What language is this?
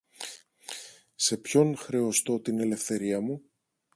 Greek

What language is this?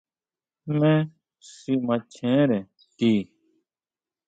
Huautla Mazatec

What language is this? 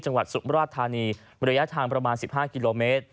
Thai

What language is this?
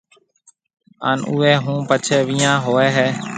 Marwari (Pakistan)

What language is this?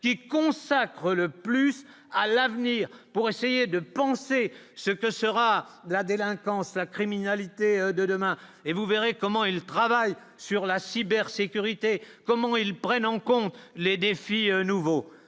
French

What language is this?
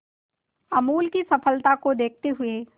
Hindi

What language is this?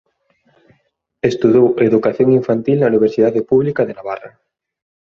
Galician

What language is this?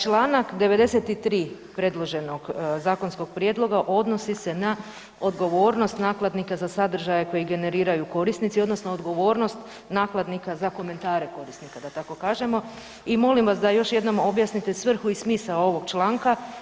Croatian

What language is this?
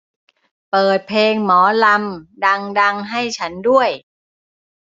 Thai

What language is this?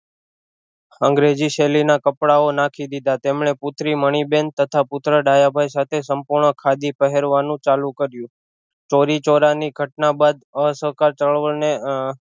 Gujarati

